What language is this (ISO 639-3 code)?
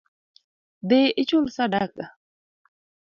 luo